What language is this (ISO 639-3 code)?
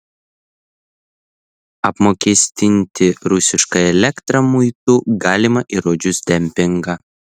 lit